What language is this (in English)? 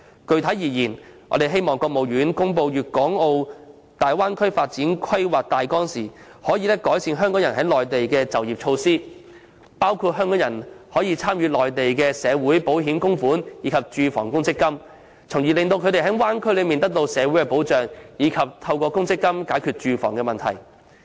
Cantonese